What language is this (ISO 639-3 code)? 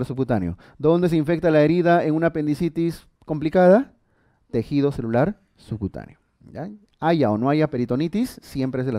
spa